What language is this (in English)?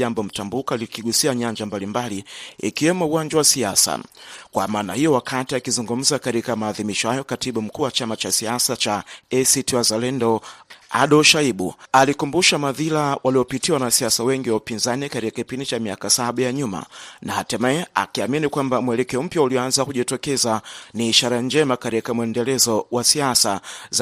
Swahili